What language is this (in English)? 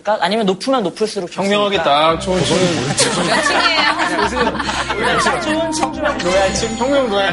Korean